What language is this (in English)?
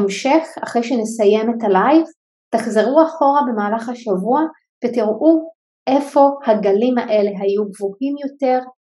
Hebrew